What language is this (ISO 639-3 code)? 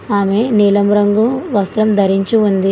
tel